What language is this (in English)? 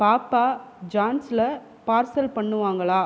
Tamil